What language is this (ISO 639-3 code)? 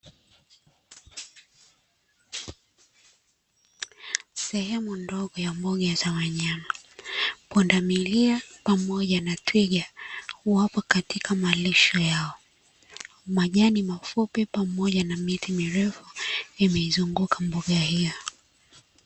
swa